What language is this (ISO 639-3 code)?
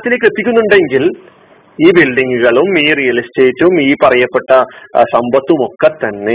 mal